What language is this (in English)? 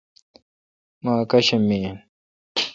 Kalkoti